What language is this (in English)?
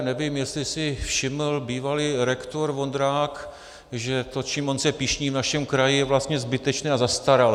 Czech